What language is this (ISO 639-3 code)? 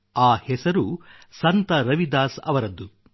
kan